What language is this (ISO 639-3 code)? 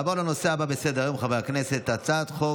heb